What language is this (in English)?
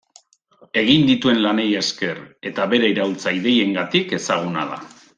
Basque